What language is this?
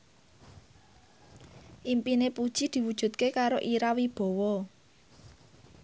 Javanese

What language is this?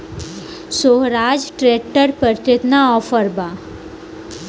Bhojpuri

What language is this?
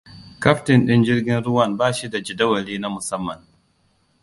Hausa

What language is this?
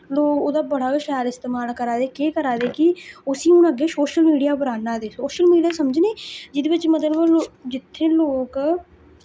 Dogri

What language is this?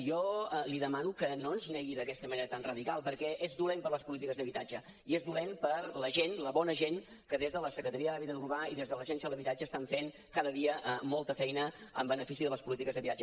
Catalan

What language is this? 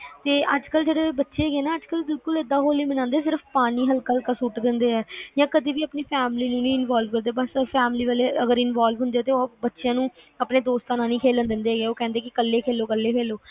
Punjabi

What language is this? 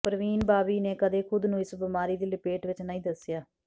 Punjabi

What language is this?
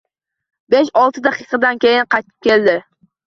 Uzbek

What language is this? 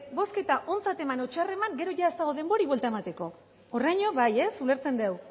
Basque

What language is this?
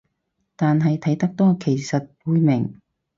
Cantonese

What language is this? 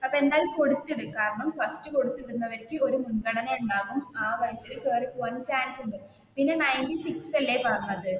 Malayalam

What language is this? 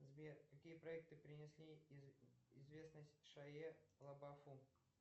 Russian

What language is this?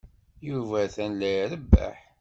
Kabyle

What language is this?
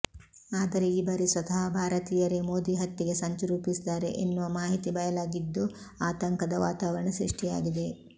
Kannada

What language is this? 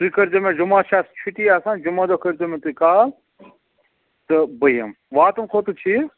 Kashmiri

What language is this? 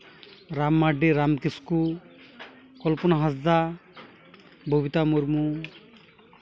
Santali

